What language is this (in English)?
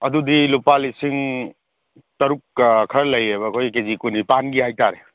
Manipuri